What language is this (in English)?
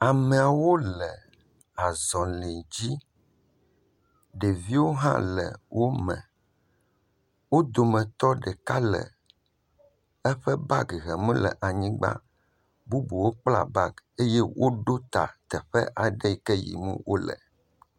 Ewe